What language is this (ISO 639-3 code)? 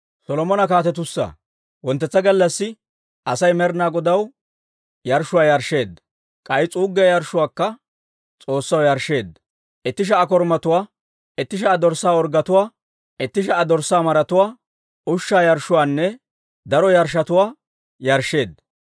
dwr